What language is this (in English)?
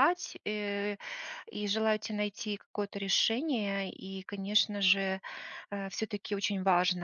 Russian